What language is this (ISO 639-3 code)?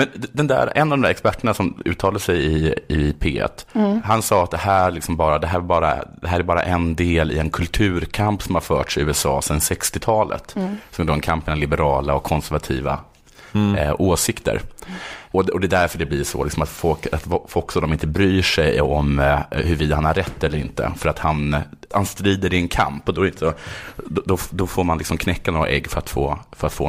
swe